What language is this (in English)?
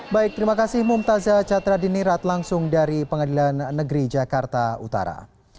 Indonesian